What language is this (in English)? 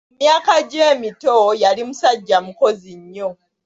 Ganda